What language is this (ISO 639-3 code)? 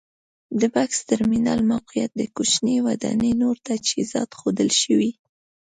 pus